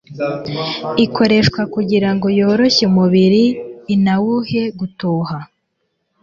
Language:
Kinyarwanda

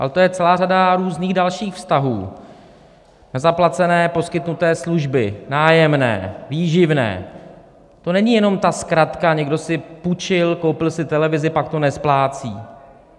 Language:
Czech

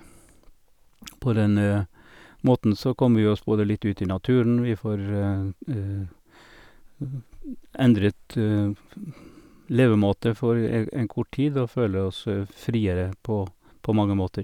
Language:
Norwegian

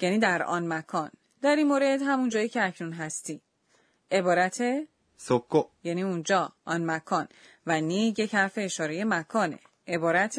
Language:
Persian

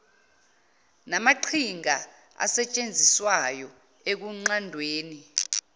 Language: Zulu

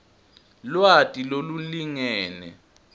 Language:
Swati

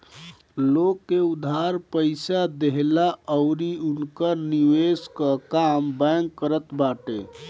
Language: Bhojpuri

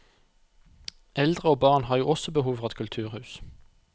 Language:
Norwegian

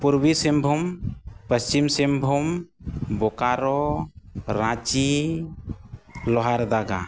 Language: Santali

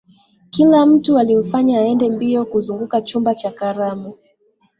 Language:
Swahili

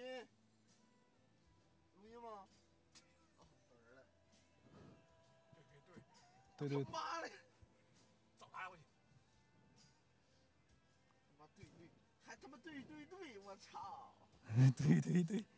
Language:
Chinese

